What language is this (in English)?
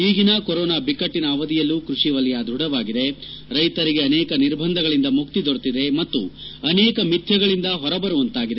Kannada